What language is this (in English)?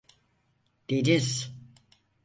Turkish